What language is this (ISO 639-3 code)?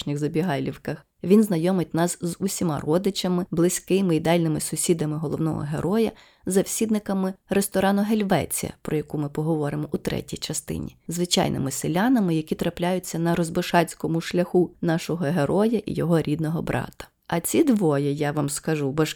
ukr